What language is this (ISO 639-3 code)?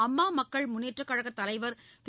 tam